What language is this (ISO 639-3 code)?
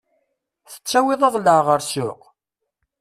kab